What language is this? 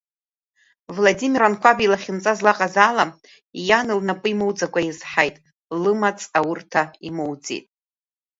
Abkhazian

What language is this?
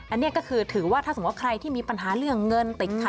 Thai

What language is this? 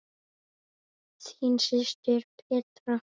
Icelandic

